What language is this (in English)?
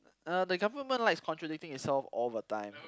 English